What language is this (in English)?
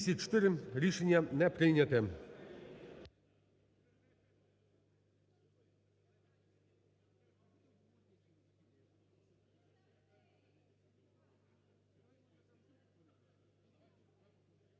Ukrainian